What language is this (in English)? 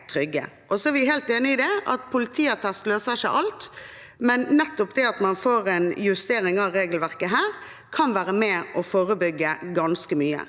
Norwegian